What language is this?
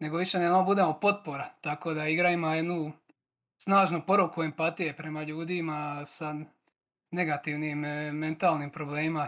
Croatian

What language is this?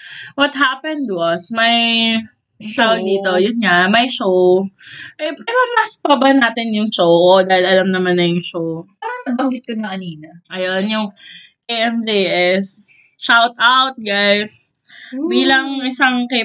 Filipino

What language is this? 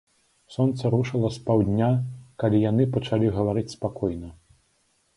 Belarusian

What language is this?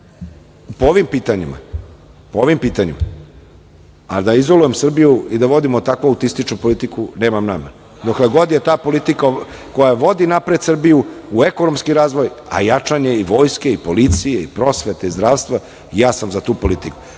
Serbian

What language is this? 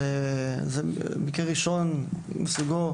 Hebrew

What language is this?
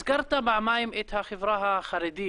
Hebrew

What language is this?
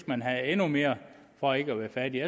Danish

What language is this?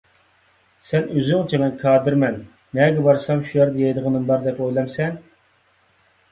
Uyghur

